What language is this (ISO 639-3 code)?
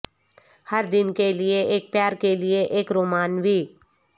urd